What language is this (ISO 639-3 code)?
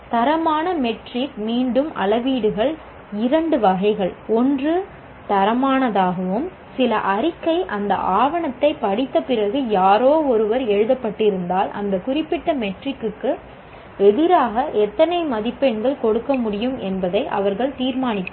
tam